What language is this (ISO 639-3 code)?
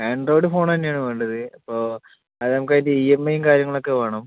mal